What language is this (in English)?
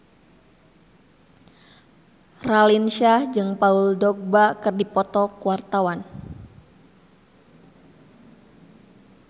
Sundanese